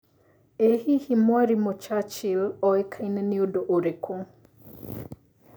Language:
Kikuyu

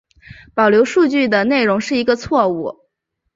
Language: Chinese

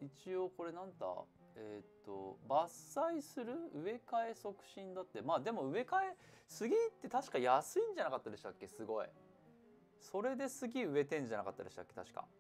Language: Japanese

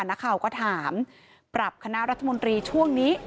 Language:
Thai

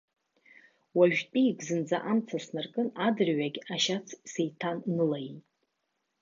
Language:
Abkhazian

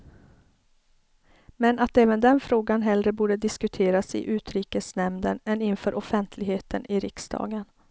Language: Swedish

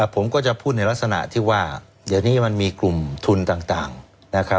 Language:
Thai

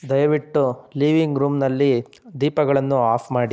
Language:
Kannada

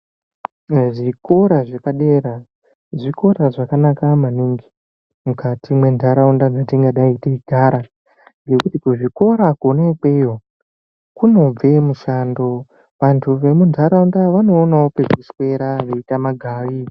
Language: Ndau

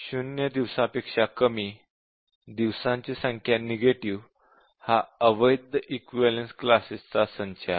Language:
Marathi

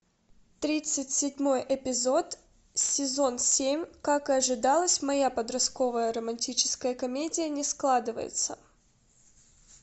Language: Russian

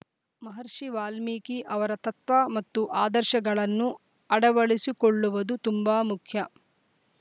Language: Kannada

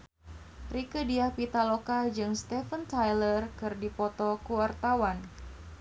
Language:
Sundanese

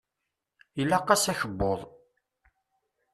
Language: Kabyle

